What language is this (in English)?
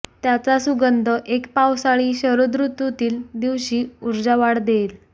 Marathi